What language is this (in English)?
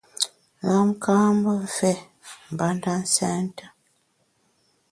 Bamun